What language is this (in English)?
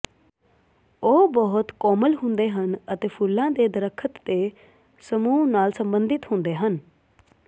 Punjabi